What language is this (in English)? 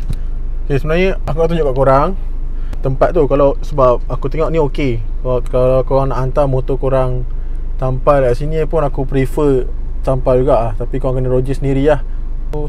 Malay